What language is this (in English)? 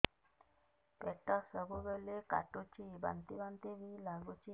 Odia